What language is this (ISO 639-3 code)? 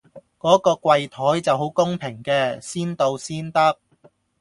yue